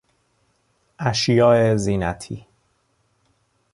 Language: Persian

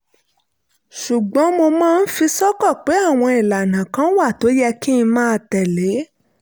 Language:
Yoruba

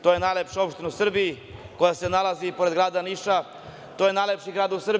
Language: Serbian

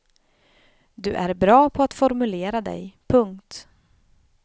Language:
Swedish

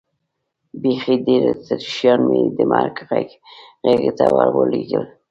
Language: Pashto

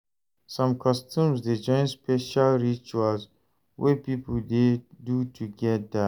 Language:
Nigerian Pidgin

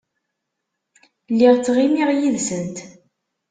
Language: Kabyle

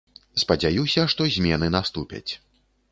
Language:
Belarusian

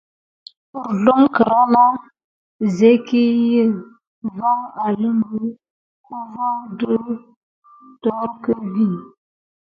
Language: Gidar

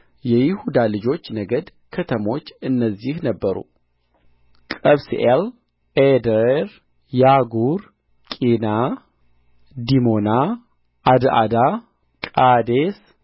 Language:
Amharic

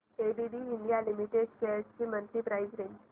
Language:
Marathi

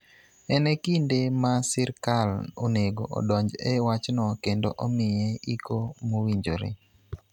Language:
Luo (Kenya and Tanzania)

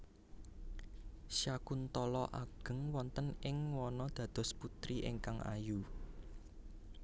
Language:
Javanese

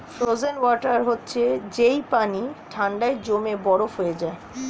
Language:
Bangla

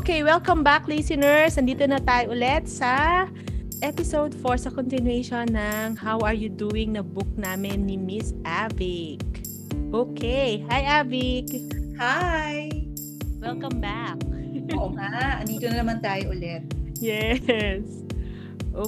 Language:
Filipino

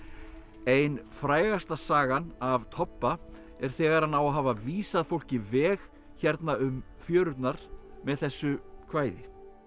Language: Icelandic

